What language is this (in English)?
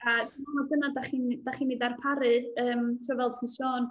Welsh